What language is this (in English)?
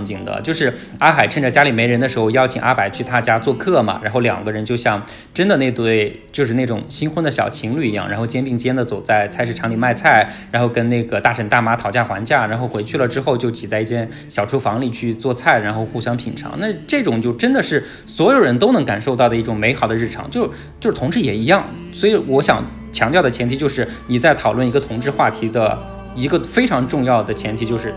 Chinese